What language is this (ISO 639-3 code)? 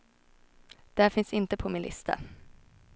swe